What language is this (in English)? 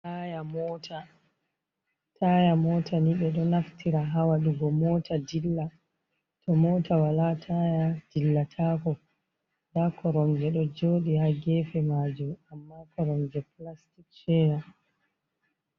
Fula